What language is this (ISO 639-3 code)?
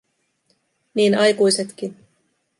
fin